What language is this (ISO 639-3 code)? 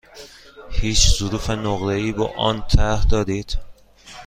fas